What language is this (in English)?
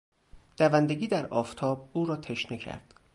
Persian